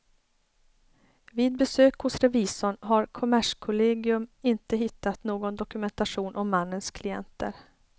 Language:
Swedish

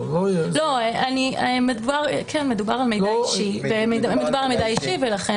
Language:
Hebrew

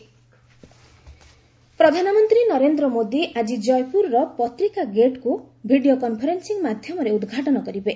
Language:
Odia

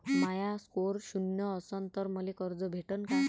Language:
Marathi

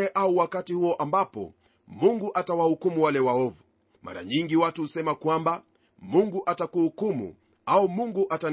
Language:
Swahili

